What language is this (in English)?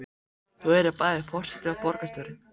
Icelandic